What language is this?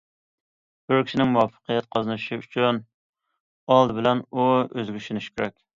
Uyghur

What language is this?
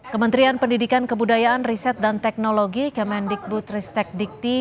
Indonesian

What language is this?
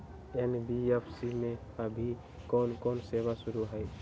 Magahi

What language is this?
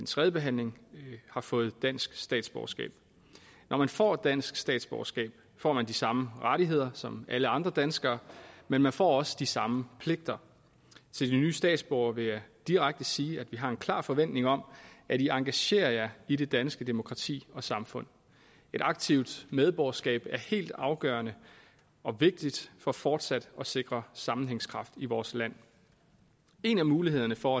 Danish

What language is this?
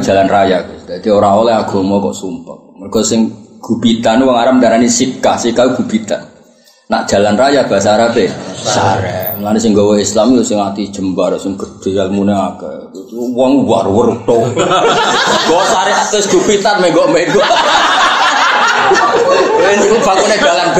Indonesian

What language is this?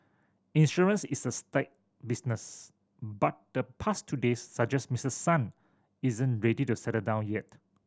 English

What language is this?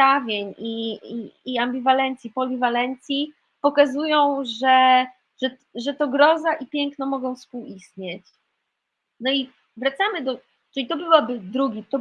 Polish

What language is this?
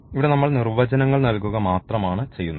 Malayalam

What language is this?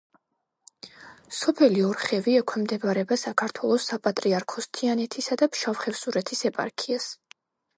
Georgian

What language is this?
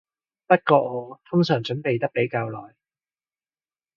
Cantonese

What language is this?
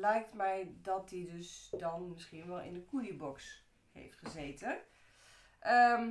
Dutch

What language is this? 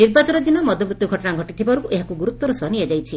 Odia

